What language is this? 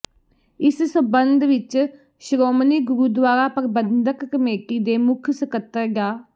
Punjabi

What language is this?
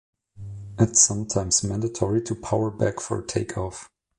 English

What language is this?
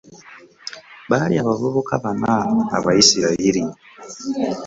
Ganda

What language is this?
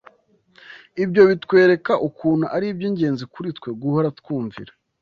Kinyarwanda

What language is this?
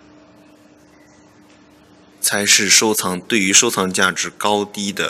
Chinese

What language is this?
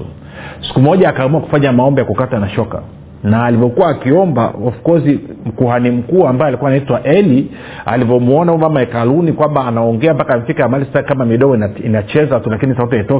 Swahili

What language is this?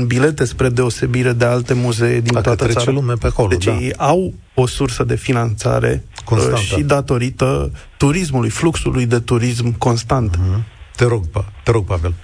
Romanian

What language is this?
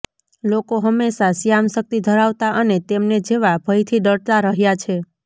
Gujarati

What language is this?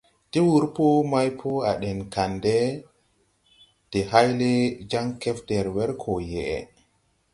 Tupuri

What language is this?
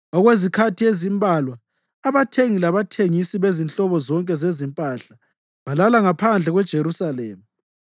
North Ndebele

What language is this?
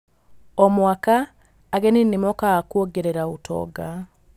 Kikuyu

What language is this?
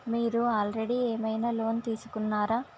Telugu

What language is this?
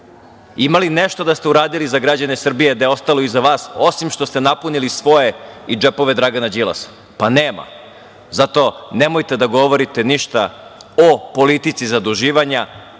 Serbian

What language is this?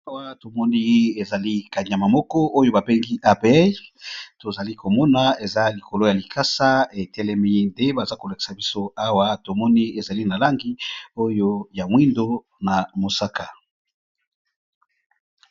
Lingala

